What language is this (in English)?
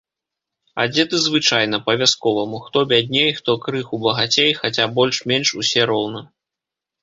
Belarusian